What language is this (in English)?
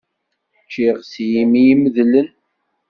Kabyle